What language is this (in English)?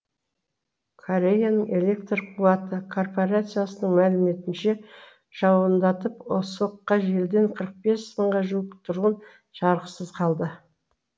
Kazakh